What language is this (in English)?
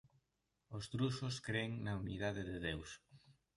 Galician